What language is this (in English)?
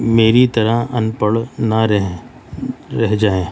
Urdu